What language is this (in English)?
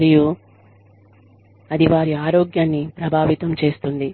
Telugu